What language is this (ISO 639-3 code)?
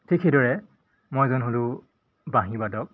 asm